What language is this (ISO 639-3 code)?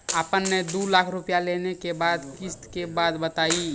mai